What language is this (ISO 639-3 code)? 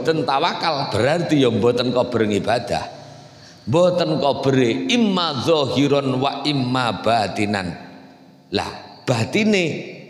ind